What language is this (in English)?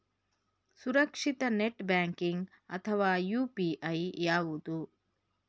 Kannada